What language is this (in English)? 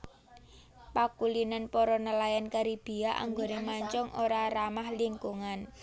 Javanese